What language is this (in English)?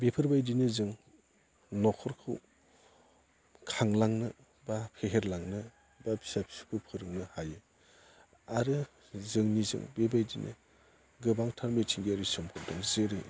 Bodo